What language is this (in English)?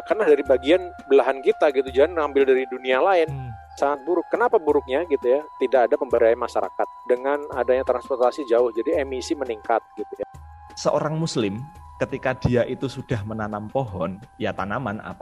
Indonesian